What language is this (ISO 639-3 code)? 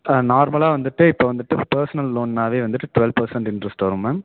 tam